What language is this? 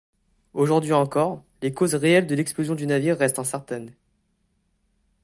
French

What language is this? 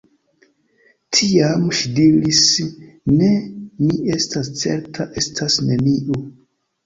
Esperanto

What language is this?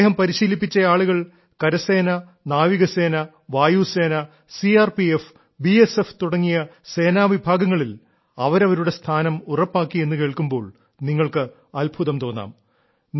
Malayalam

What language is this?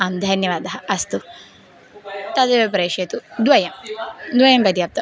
Sanskrit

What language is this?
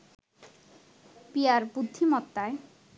Bangla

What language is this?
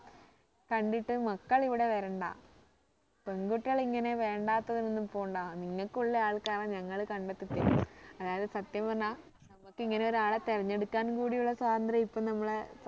Malayalam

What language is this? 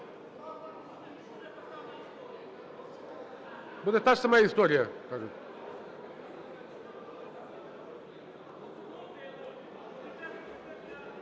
Ukrainian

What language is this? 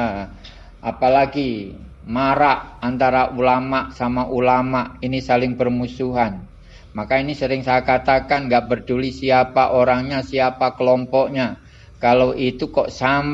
Indonesian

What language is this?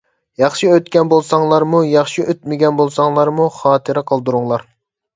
Uyghur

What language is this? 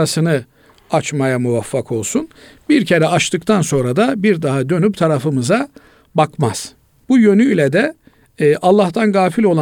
Turkish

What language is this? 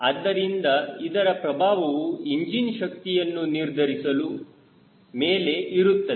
Kannada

